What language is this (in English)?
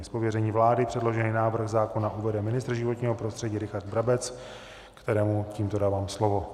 Czech